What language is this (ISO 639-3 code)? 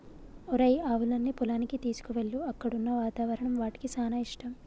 tel